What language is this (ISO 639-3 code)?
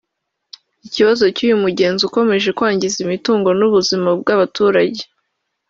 kin